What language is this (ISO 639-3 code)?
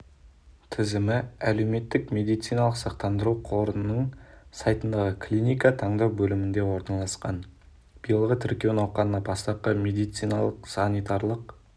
kaz